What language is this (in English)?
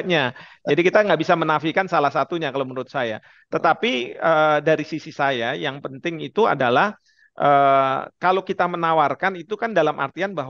Indonesian